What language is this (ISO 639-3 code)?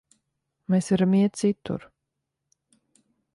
lav